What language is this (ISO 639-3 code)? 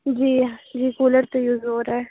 urd